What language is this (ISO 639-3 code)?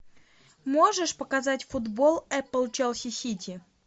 rus